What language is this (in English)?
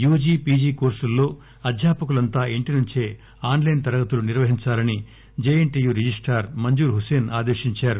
Telugu